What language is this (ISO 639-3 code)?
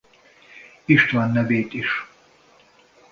hun